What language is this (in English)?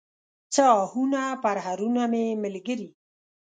Pashto